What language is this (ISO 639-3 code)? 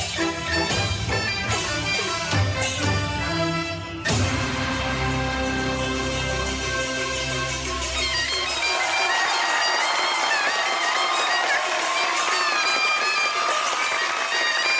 tha